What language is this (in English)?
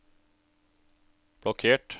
Norwegian